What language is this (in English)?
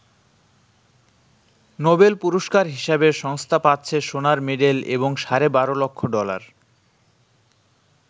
Bangla